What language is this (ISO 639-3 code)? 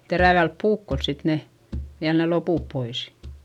fin